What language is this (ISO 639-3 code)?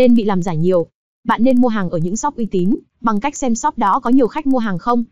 vie